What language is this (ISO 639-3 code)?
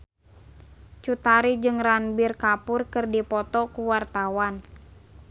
sun